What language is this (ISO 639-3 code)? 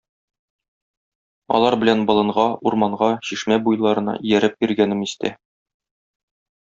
tat